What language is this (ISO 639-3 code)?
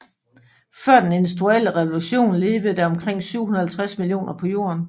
dan